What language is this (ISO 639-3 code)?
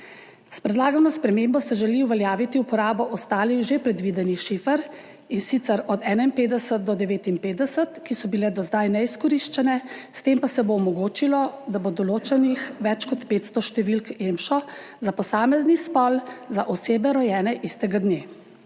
slv